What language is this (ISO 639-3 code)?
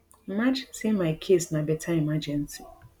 pcm